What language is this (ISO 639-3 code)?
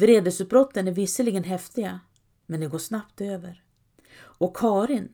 swe